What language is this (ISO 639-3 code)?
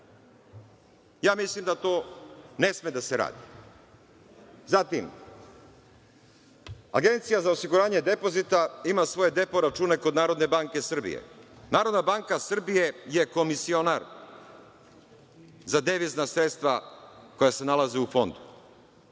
srp